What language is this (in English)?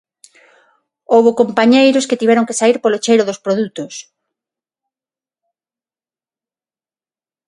Galician